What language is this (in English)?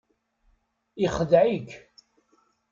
Kabyle